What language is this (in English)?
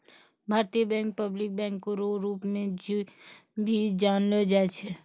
Maithili